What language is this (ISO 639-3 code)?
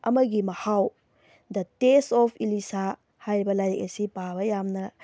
mni